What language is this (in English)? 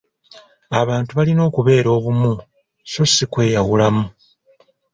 Ganda